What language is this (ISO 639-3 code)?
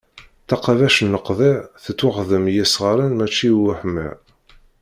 kab